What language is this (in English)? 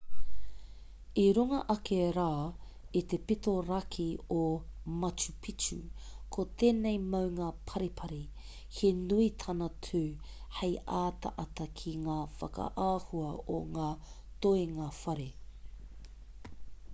Māori